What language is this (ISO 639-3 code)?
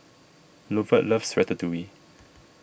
eng